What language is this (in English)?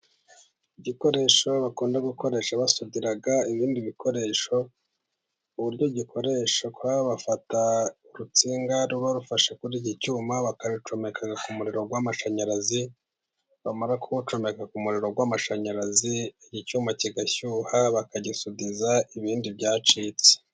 Kinyarwanda